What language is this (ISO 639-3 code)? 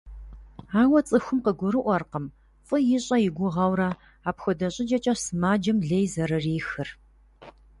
kbd